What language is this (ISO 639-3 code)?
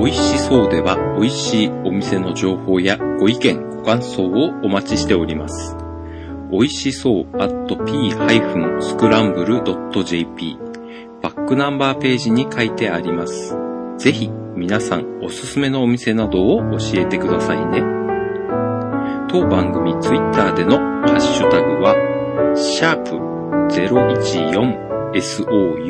jpn